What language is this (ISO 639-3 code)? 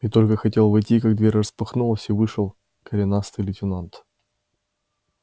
rus